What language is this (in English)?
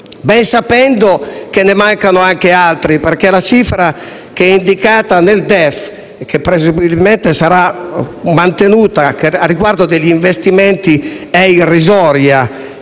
Italian